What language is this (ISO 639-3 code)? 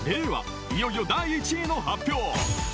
jpn